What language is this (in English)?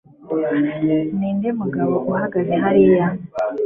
Kinyarwanda